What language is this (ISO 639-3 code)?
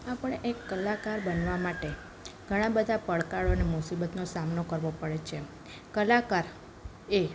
guj